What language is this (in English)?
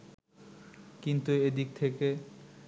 Bangla